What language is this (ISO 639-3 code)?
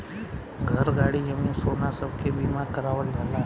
bho